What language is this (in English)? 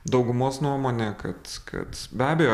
Lithuanian